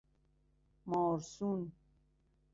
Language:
Persian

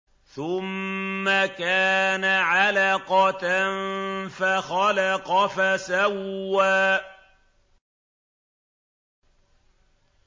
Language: Arabic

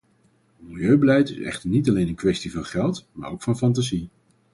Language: Dutch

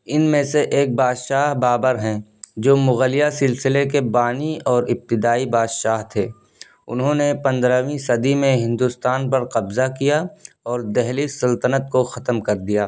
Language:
Urdu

